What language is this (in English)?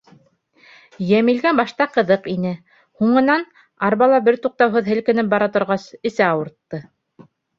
Bashkir